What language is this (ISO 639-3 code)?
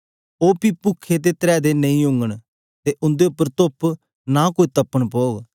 doi